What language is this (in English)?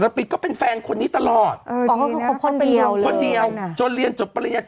Thai